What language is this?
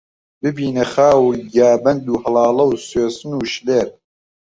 Central Kurdish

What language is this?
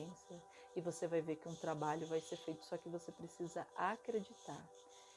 Portuguese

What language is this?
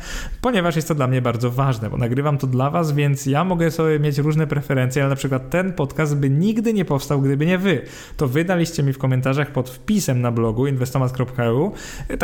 Polish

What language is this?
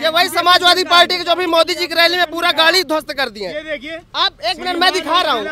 Hindi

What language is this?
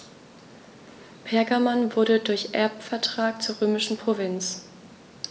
German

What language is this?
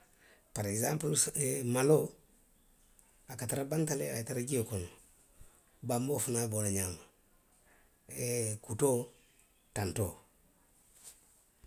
Western Maninkakan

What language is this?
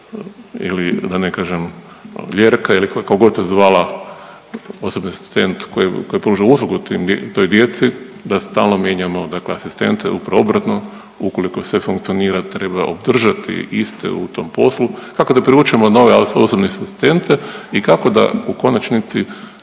Croatian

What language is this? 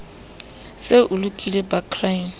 Southern Sotho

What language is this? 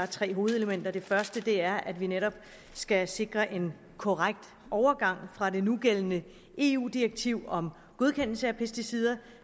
Danish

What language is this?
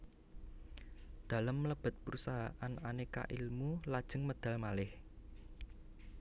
Javanese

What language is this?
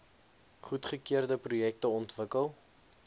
Afrikaans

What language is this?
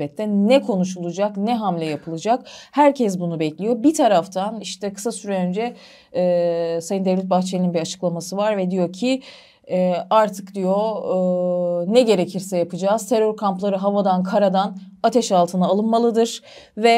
Turkish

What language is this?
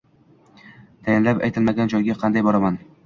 Uzbek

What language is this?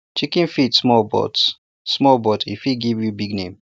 Nigerian Pidgin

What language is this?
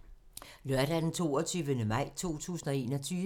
Danish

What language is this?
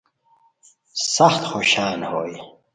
Khowar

